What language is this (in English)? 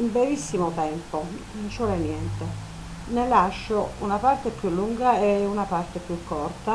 Italian